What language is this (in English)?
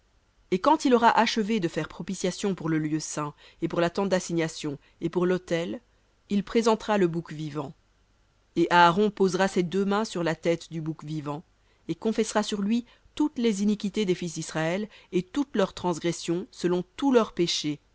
French